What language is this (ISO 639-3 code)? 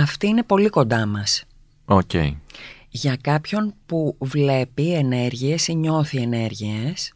ell